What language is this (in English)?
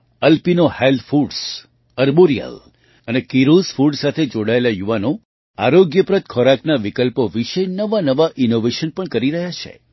Gujarati